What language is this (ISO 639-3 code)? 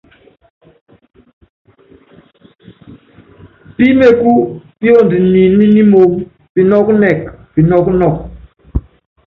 yav